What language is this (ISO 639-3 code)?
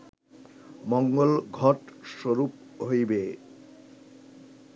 ben